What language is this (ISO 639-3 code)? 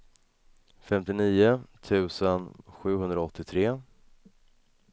swe